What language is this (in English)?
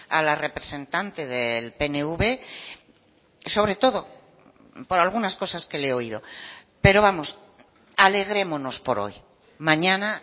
Spanish